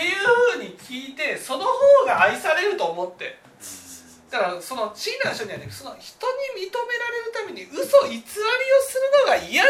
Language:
Japanese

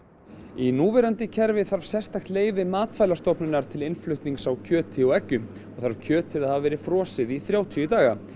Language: Icelandic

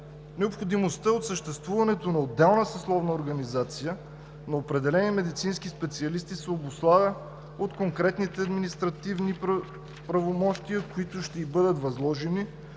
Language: Bulgarian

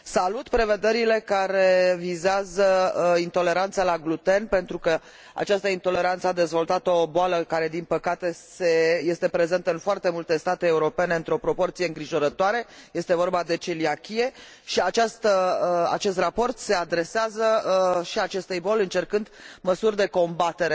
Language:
Romanian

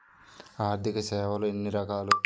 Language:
Telugu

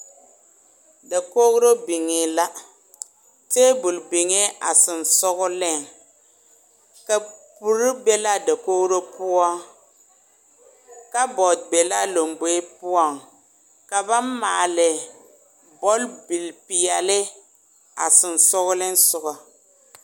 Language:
Southern Dagaare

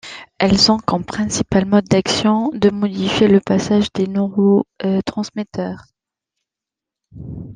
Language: French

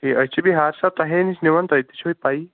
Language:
Kashmiri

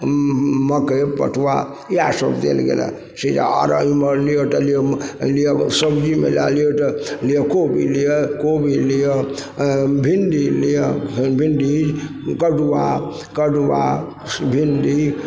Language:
Maithili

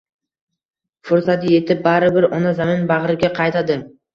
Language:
Uzbek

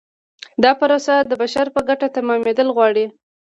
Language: Pashto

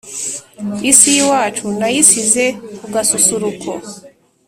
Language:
Kinyarwanda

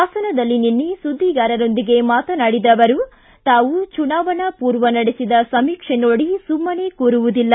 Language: Kannada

